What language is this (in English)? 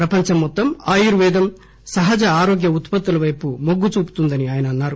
Telugu